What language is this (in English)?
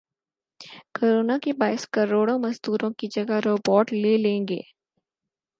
Urdu